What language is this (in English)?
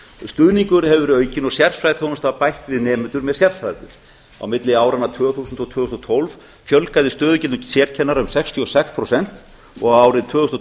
Icelandic